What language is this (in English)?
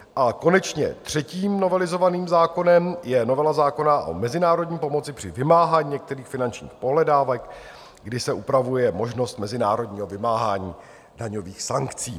Czech